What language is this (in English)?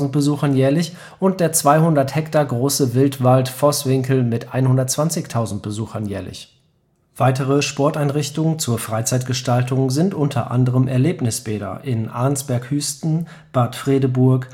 German